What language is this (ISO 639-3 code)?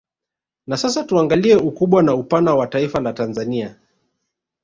swa